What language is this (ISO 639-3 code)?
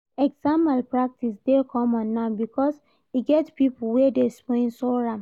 pcm